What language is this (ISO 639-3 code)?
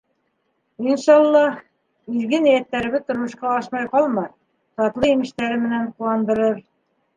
bak